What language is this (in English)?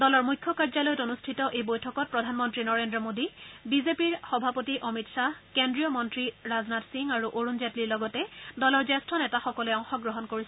Assamese